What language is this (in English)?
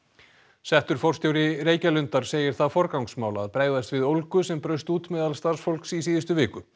Icelandic